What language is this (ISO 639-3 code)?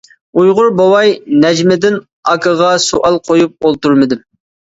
uig